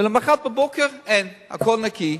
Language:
Hebrew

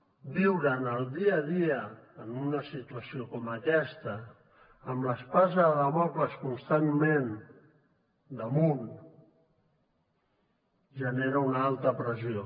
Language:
Catalan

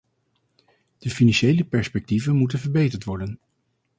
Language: Dutch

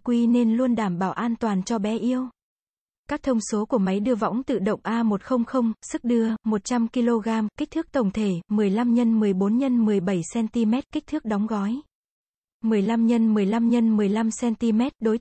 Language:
Vietnamese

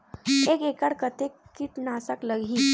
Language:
Chhattisgarhi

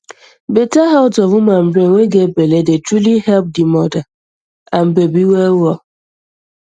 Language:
Nigerian Pidgin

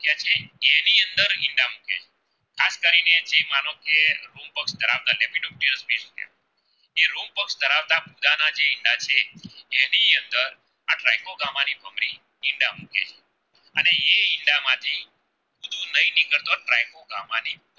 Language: Gujarati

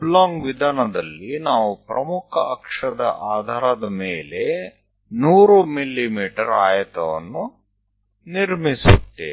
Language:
Gujarati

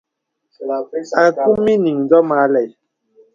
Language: Bebele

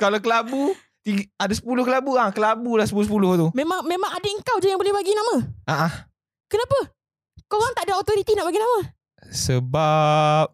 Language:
Malay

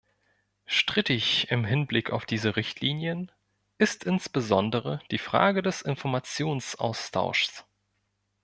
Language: German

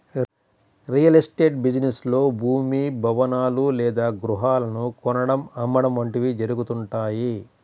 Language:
Telugu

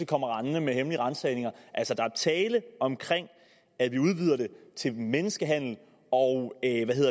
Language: Danish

